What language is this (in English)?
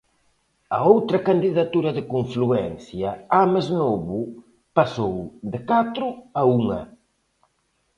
Galician